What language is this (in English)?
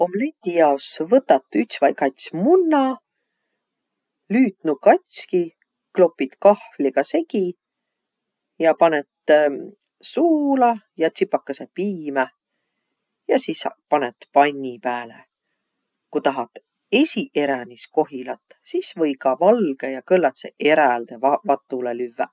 Võro